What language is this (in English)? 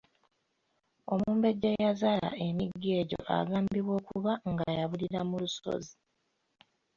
Ganda